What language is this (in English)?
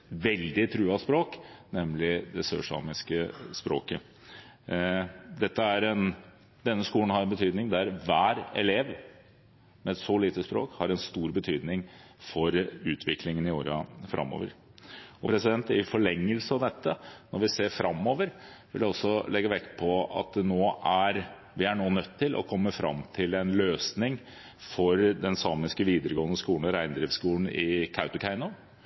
Norwegian Bokmål